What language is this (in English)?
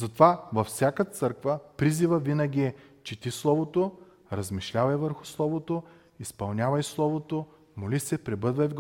Bulgarian